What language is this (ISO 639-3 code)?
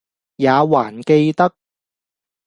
yue